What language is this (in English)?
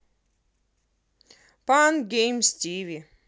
Russian